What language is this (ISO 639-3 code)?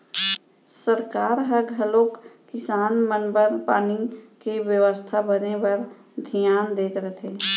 hne